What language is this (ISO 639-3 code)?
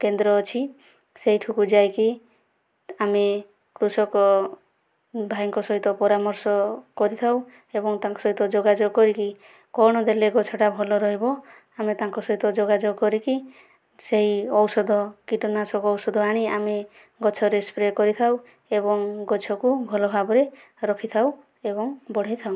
ori